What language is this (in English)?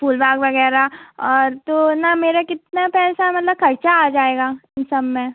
Hindi